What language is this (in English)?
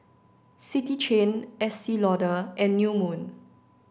English